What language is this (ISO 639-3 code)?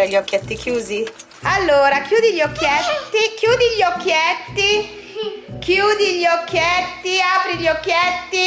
ita